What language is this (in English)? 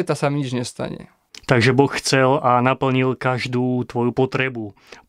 Slovak